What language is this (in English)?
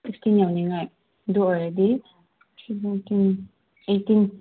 Manipuri